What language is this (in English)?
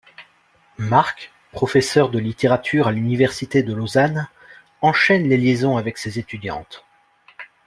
French